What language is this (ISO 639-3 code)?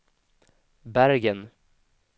swe